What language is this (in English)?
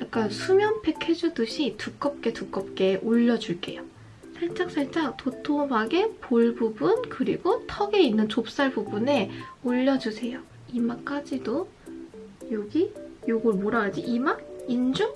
Korean